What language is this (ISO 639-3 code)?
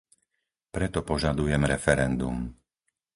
slk